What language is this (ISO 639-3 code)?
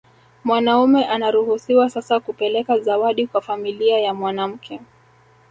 swa